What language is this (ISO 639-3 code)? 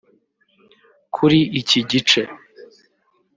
kin